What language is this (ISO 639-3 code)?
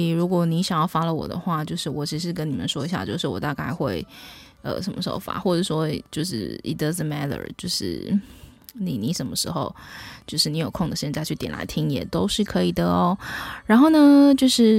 zho